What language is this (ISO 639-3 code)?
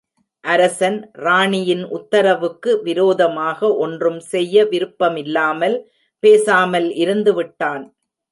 tam